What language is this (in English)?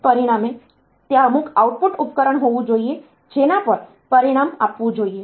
Gujarati